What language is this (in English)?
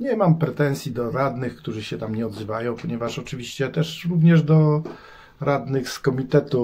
Polish